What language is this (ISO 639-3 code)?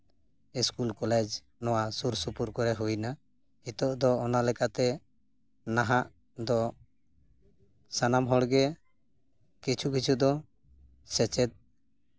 sat